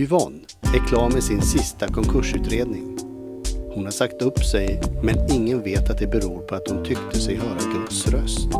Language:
Swedish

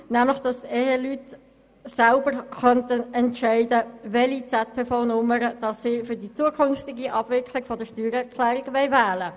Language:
Swiss German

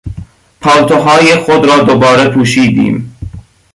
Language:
Persian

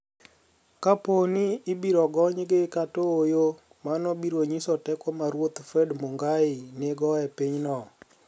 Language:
Luo (Kenya and Tanzania)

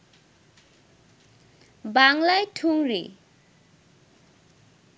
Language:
Bangla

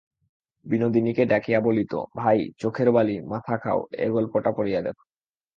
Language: Bangla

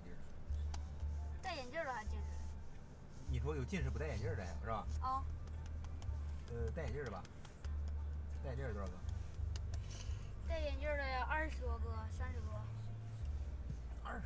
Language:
Chinese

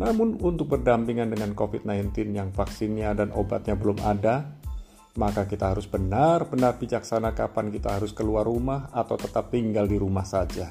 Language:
Indonesian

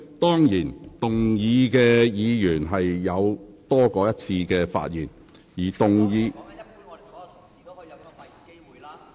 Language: Cantonese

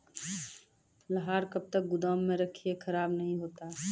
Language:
Maithili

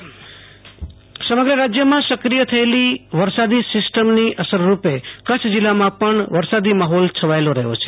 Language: Gujarati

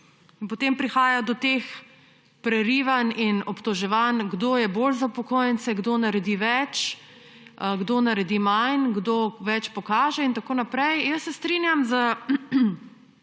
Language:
Slovenian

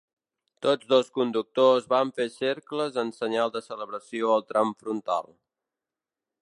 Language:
Catalan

